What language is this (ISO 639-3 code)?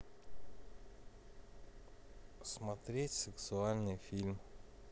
rus